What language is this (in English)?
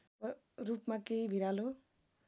Nepali